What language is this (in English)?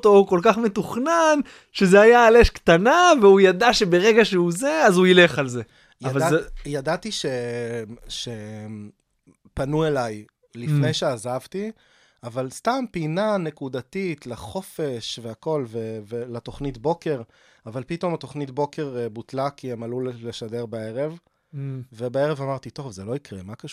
Hebrew